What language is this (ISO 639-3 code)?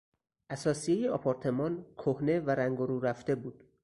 fas